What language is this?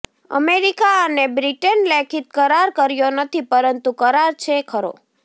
Gujarati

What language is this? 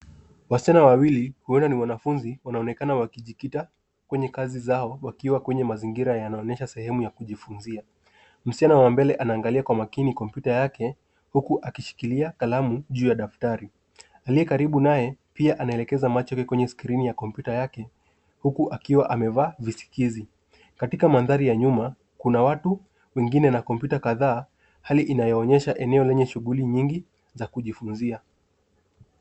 Swahili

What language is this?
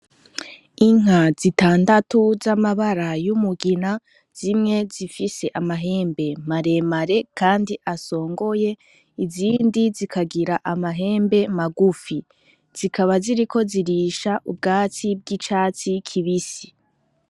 Rundi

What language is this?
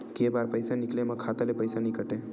Chhattisgarhi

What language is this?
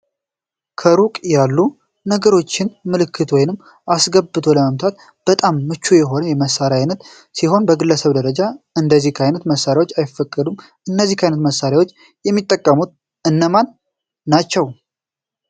Amharic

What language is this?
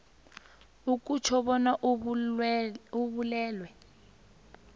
South Ndebele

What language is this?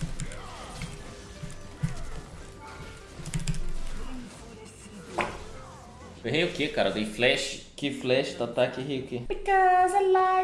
Portuguese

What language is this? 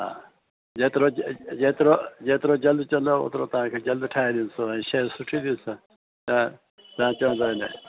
Sindhi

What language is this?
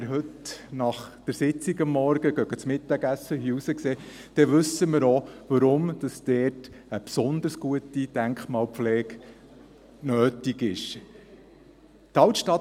Swiss German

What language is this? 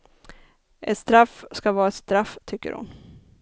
Swedish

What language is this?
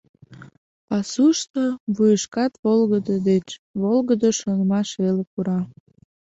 Mari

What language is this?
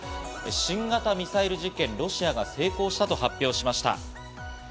Japanese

